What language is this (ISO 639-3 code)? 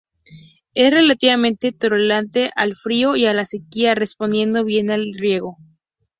spa